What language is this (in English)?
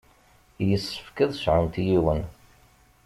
Kabyle